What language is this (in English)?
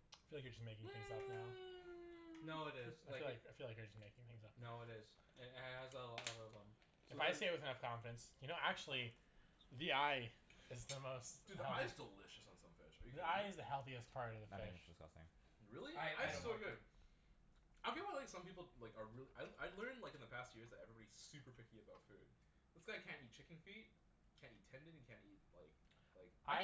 English